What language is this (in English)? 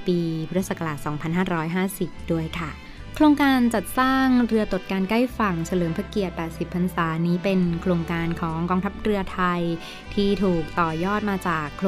Thai